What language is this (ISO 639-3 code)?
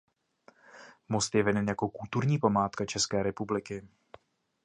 ces